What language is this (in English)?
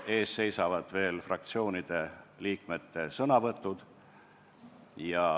Estonian